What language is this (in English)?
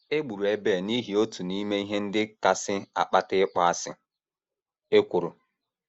Igbo